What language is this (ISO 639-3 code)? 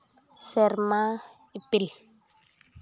sat